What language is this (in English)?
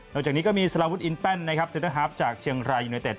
Thai